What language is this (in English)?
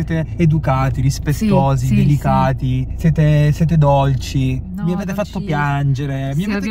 Italian